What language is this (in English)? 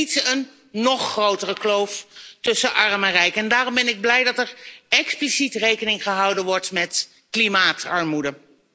Dutch